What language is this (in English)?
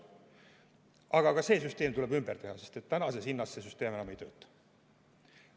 Estonian